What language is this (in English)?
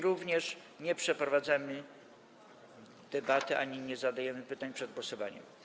Polish